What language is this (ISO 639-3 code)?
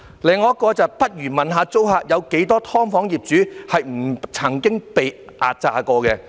yue